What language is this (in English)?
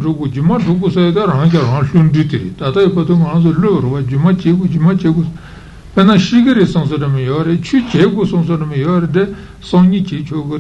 Italian